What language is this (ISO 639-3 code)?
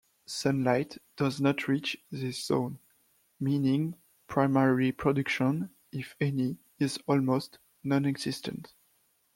eng